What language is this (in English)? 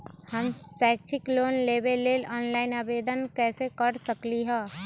Magahi